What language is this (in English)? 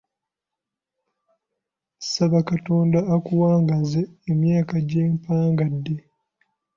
Ganda